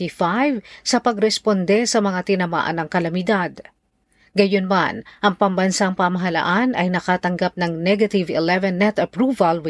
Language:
Filipino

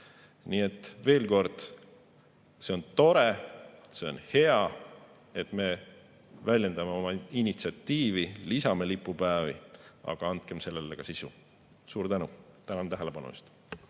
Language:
Estonian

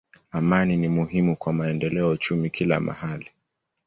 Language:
Swahili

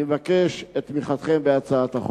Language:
Hebrew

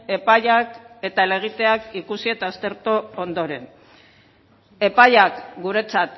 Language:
Basque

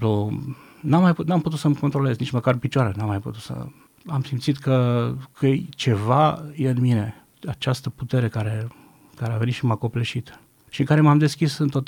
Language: Romanian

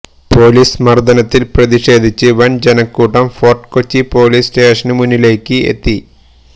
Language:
Malayalam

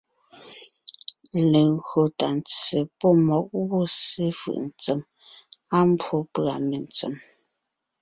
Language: Ngiemboon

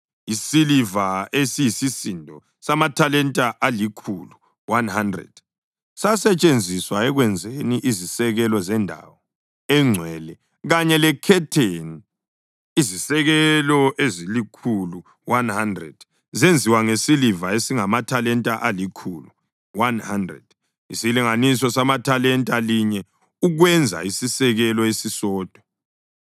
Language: North Ndebele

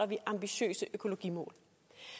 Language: Danish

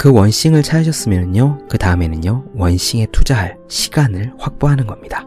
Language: Korean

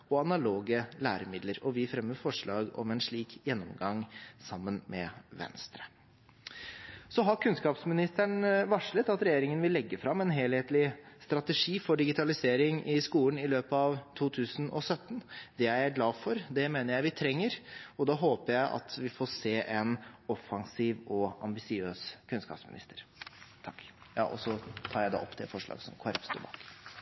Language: Norwegian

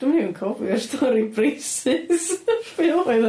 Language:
Welsh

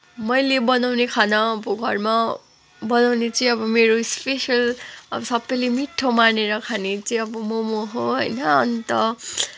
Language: Nepali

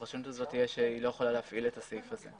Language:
Hebrew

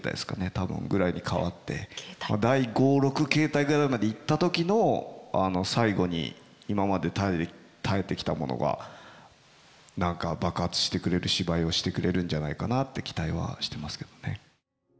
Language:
Japanese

